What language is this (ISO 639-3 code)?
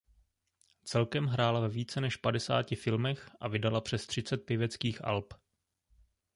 ces